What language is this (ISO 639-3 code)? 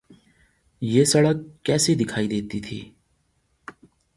urd